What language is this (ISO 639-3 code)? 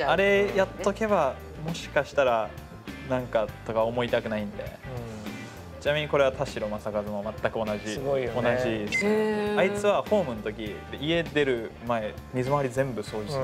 jpn